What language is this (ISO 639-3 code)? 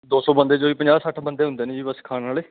pan